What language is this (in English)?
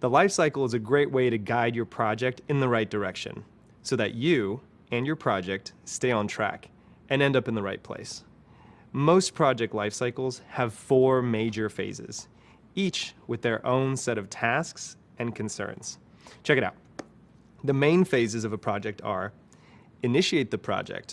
English